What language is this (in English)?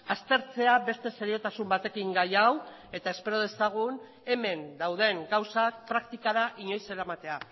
Basque